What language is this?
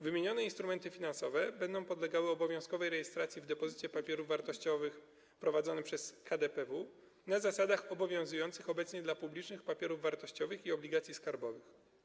Polish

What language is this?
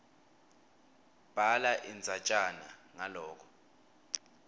Swati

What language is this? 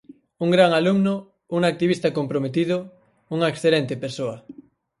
Galician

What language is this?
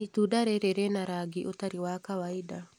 Kikuyu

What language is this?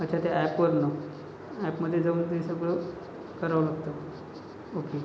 Marathi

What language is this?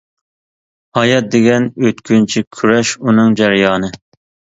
Uyghur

